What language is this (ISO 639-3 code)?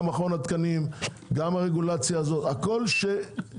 heb